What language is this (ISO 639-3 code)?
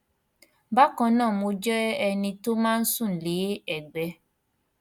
yor